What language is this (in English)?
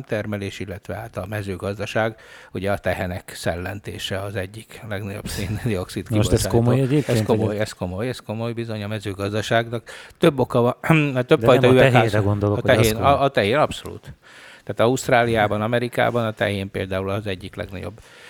Hungarian